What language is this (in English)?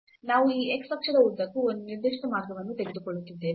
Kannada